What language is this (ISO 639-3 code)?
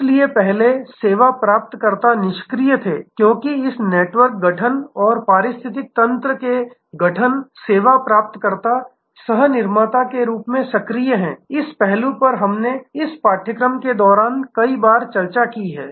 hin